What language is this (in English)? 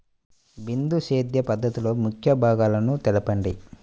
Telugu